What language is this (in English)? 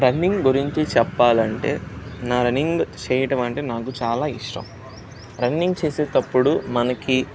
Telugu